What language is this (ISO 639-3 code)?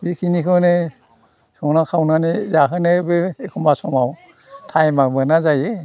brx